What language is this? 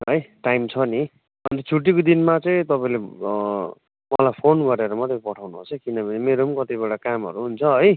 Nepali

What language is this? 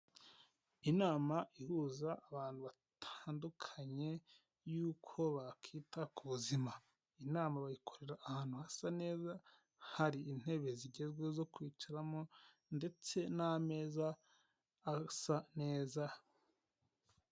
Kinyarwanda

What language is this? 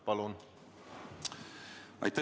Estonian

